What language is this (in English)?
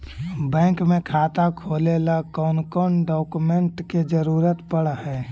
Magahi